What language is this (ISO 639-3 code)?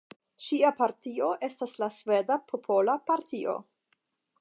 epo